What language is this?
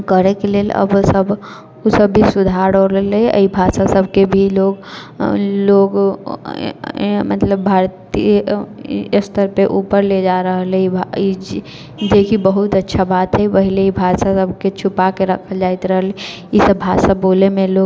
Maithili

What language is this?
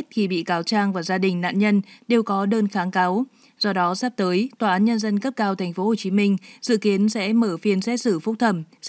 Vietnamese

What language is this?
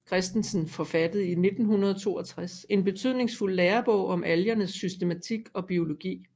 Danish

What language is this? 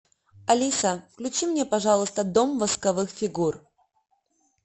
Russian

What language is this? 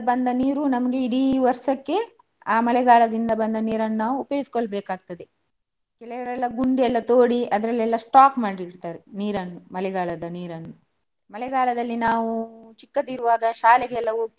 Kannada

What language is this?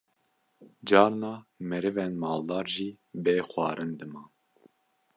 Kurdish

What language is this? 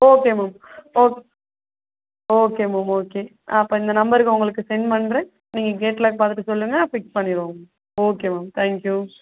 Tamil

